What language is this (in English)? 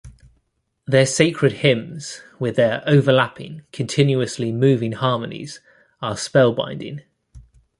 English